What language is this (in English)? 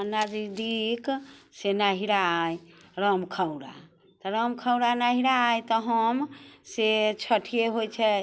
Maithili